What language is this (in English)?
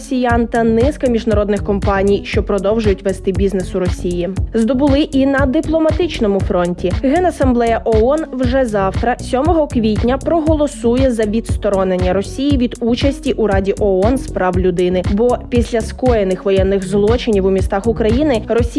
Ukrainian